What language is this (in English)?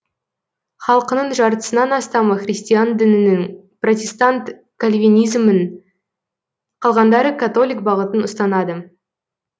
Kazakh